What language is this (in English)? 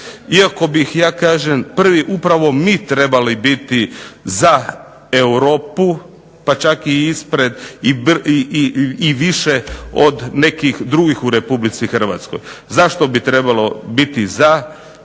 Croatian